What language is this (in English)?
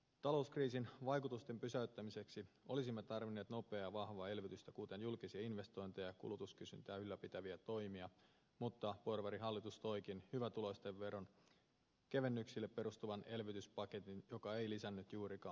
Finnish